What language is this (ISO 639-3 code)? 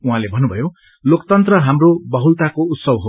nep